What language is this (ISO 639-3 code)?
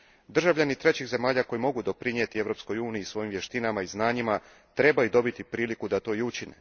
hrv